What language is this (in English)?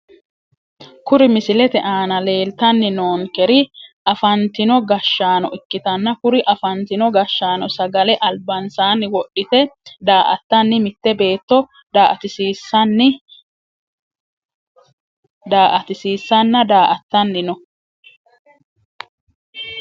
Sidamo